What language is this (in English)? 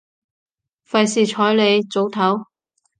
Cantonese